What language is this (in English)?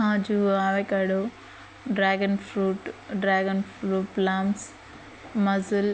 Telugu